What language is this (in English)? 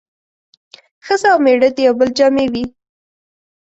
Pashto